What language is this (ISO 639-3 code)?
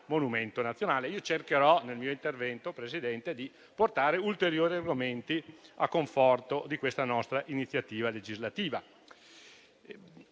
ita